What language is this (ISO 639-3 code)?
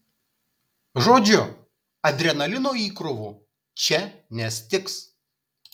lit